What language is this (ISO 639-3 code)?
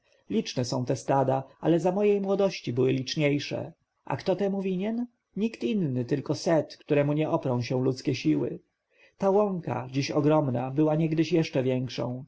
pol